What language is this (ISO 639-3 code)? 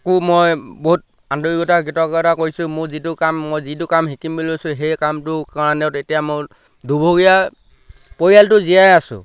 asm